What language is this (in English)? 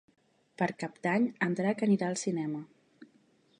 Catalan